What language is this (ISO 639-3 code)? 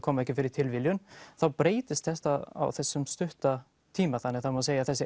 isl